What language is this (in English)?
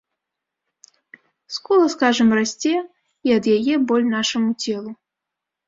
Belarusian